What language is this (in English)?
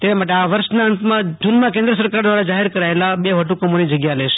Gujarati